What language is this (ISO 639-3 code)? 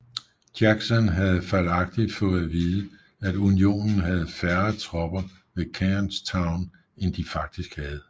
dan